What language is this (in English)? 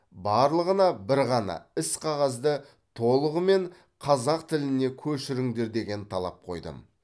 Kazakh